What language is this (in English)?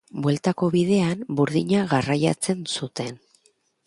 Basque